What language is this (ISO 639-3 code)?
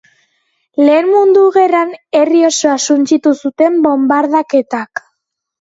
eus